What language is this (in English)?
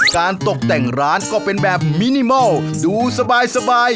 Thai